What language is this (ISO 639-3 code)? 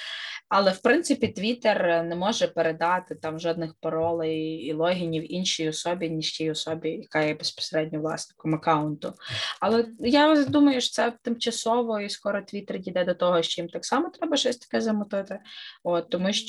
ukr